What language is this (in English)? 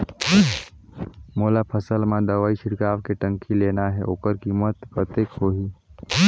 Chhattisgarhi